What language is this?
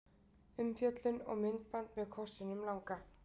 Icelandic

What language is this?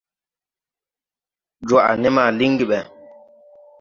Tupuri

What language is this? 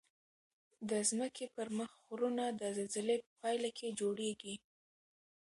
Pashto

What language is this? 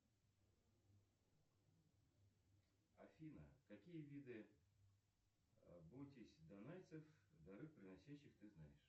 Russian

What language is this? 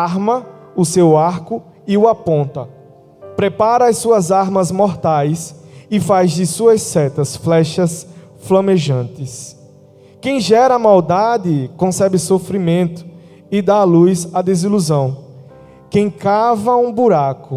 Portuguese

